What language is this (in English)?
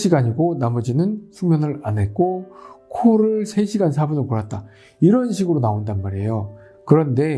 Korean